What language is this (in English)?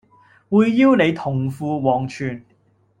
Cantonese